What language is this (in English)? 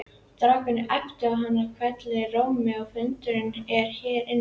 Icelandic